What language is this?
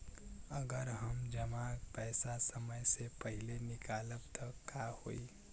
Bhojpuri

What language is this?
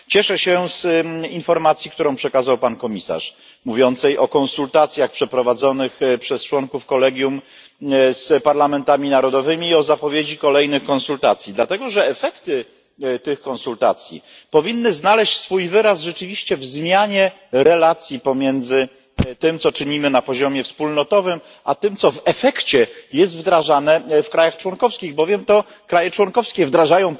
Polish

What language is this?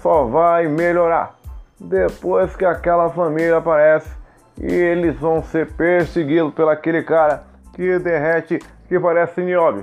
Portuguese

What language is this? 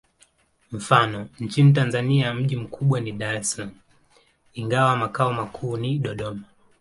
Swahili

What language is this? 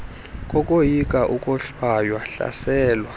Xhosa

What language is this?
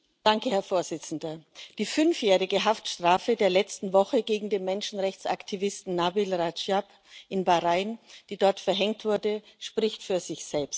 German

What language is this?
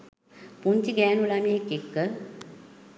Sinhala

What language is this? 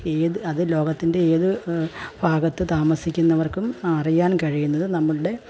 Malayalam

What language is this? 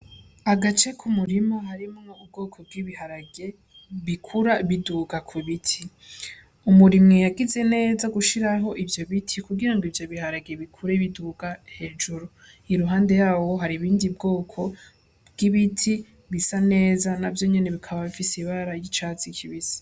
Rundi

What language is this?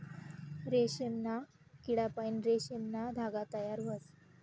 Marathi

